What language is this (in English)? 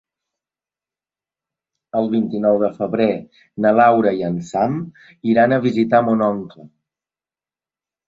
Catalan